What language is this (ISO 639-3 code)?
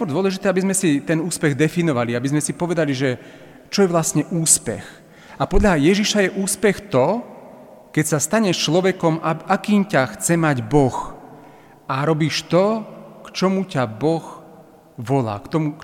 slk